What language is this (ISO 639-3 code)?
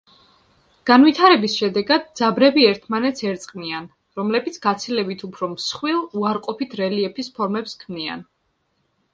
kat